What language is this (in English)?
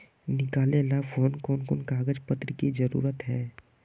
Magahi